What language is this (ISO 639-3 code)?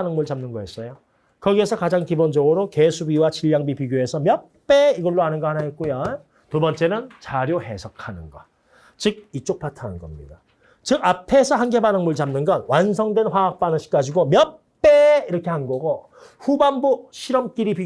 kor